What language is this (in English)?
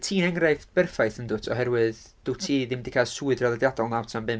Welsh